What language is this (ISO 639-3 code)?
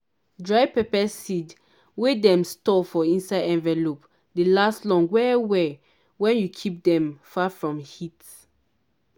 pcm